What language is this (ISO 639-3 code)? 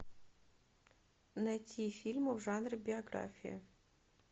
rus